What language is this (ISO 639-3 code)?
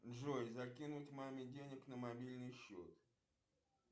rus